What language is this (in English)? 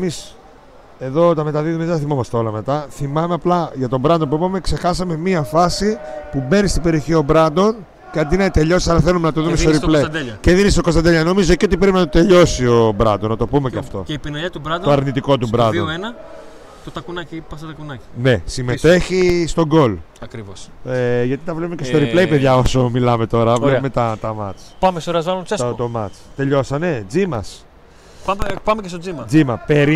Greek